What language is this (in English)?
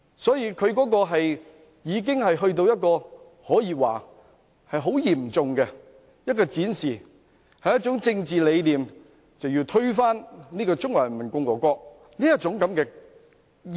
Cantonese